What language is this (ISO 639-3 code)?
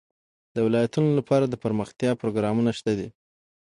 pus